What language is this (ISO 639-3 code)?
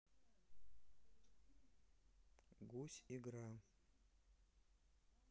rus